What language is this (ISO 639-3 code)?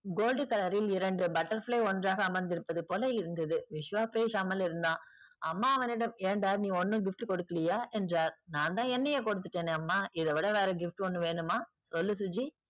tam